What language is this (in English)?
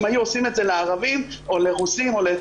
Hebrew